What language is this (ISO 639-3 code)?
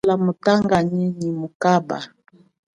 cjk